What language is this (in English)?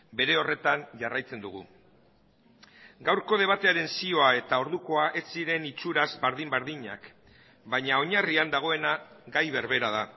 Basque